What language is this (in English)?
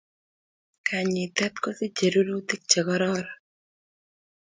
Kalenjin